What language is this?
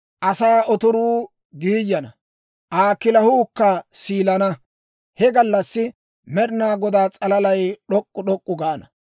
Dawro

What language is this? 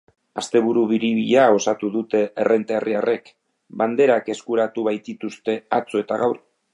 Basque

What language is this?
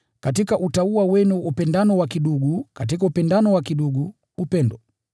Swahili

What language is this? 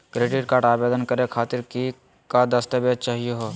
Magahi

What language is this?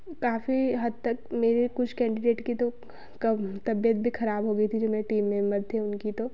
Hindi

